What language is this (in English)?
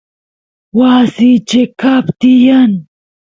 Santiago del Estero Quichua